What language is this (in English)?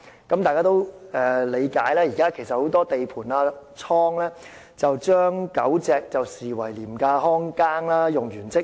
Cantonese